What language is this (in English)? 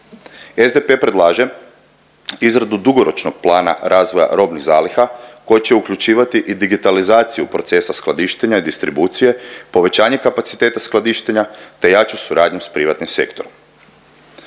Croatian